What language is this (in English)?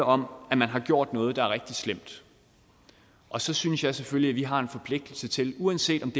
Danish